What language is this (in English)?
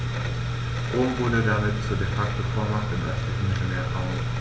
German